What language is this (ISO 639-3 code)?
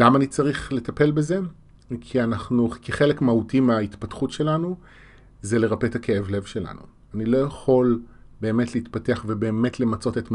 heb